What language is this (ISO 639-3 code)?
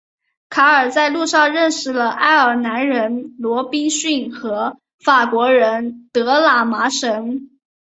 zho